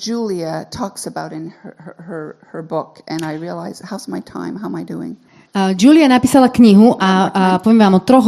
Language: Slovak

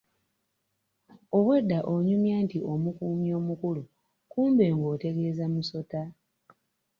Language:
Ganda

